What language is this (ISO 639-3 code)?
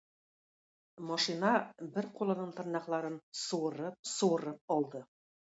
tat